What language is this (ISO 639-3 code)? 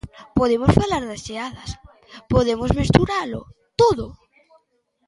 glg